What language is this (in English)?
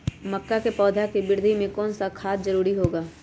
Magahi